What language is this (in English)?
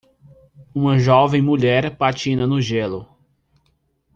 Portuguese